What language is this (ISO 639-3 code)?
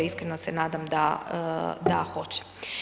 hrv